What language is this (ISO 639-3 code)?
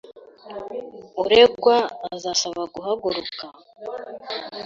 kin